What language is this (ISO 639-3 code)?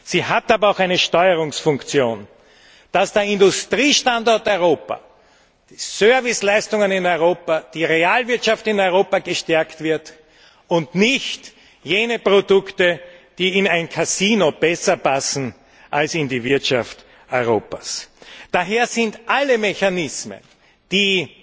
deu